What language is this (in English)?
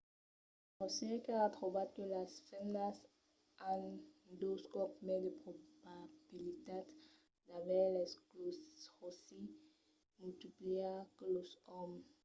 Occitan